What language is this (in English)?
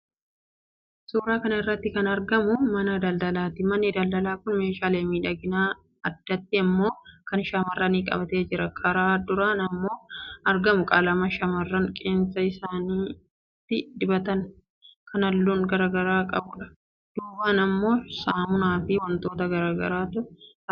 Oromo